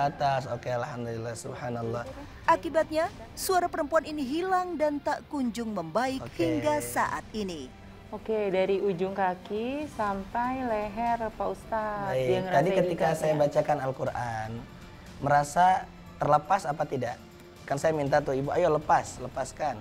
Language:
Indonesian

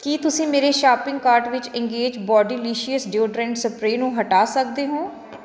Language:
Punjabi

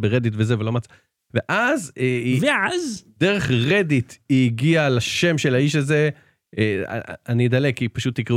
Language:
Hebrew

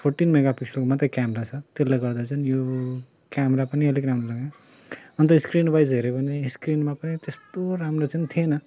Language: Nepali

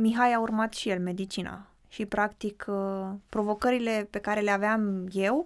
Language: Romanian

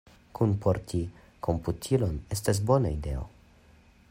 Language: Esperanto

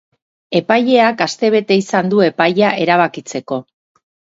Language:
Basque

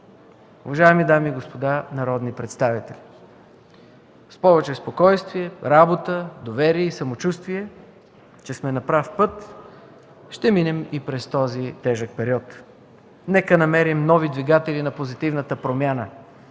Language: Bulgarian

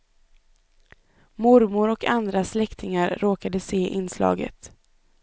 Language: Swedish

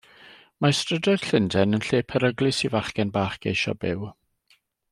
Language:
Welsh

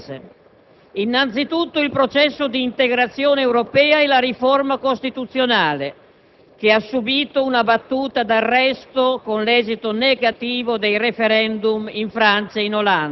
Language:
Italian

